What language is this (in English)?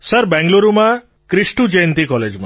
Gujarati